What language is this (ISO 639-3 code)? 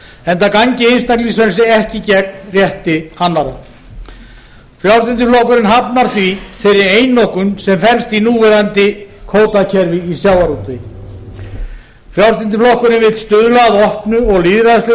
isl